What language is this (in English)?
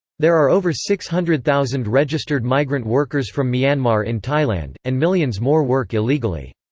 English